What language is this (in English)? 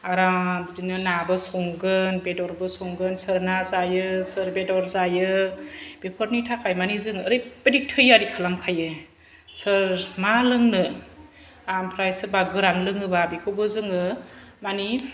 Bodo